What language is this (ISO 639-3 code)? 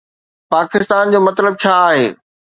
snd